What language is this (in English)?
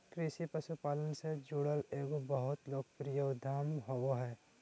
Magahi